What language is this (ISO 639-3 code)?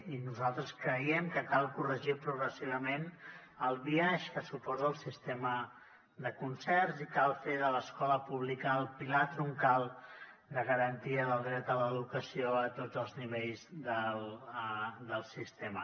cat